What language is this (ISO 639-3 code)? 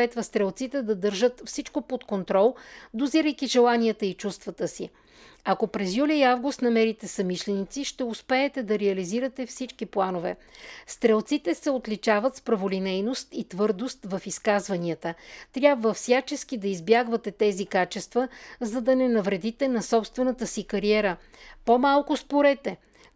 bul